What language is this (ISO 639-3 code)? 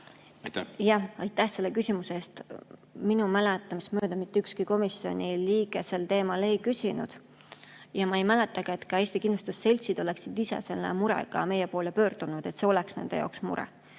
est